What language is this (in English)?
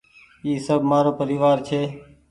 Goaria